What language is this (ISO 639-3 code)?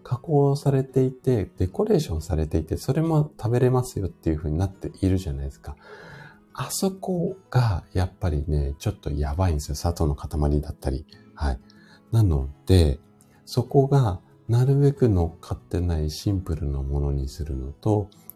jpn